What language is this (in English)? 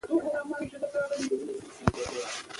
Pashto